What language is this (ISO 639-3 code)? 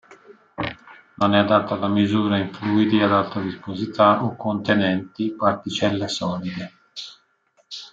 ita